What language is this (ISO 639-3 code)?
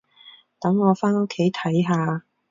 yue